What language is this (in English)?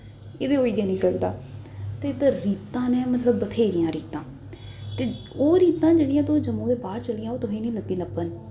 Dogri